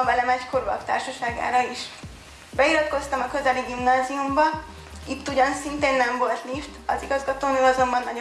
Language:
Hungarian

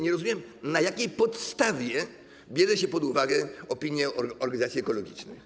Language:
Polish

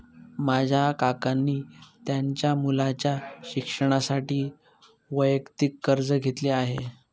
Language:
Marathi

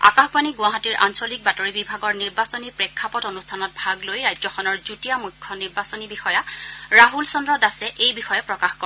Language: Assamese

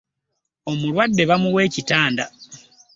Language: Ganda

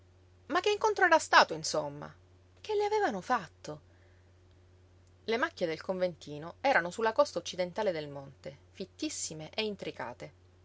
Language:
Italian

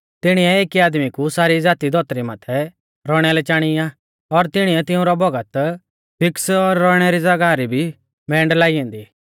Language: Mahasu Pahari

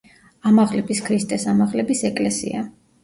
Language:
Georgian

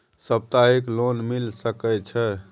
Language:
Maithili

